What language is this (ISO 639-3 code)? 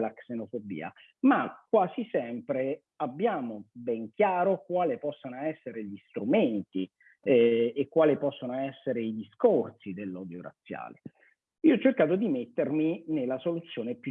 ita